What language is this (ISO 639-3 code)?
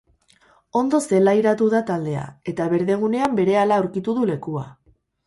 eus